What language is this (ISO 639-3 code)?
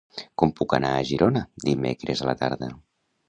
cat